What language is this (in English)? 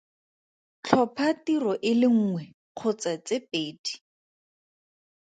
Tswana